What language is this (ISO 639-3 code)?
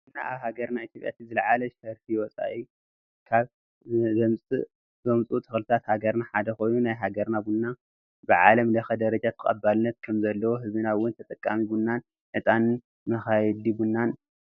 tir